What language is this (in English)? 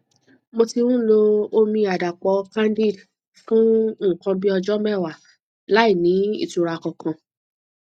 Yoruba